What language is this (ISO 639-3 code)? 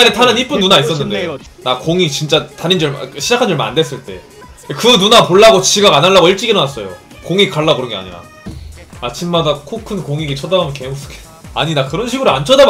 kor